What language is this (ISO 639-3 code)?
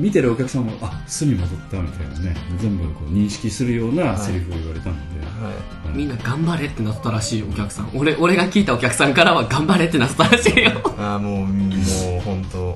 jpn